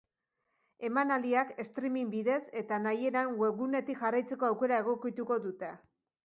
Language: Basque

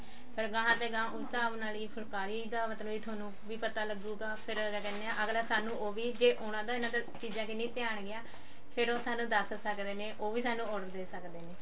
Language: Punjabi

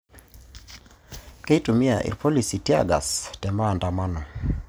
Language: Masai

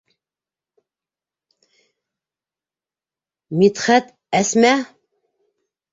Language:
Bashkir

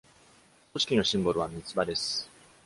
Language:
Japanese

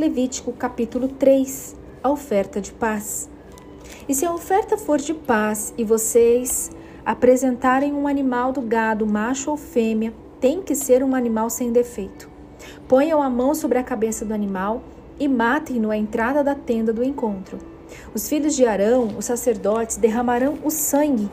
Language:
Portuguese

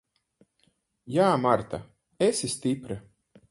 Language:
Latvian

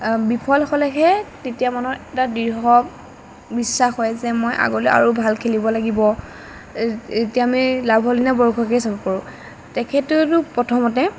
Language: Assamese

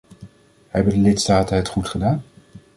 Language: Dutch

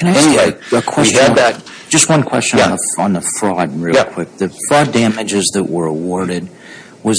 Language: English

